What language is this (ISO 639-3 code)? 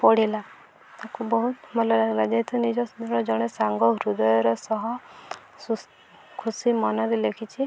ori